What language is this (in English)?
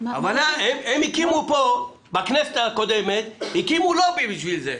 Hebrew